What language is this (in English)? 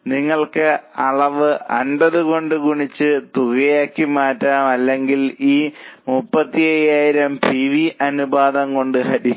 Malayalam